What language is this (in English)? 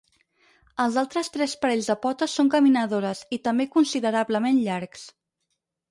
Catalan